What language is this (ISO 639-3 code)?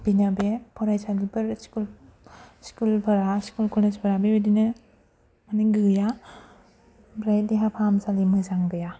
brx